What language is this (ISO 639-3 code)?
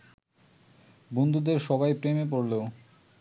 ben